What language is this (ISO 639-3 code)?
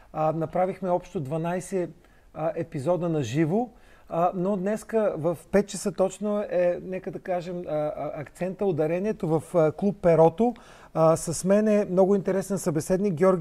bul